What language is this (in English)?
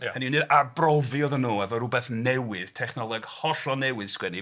Welsh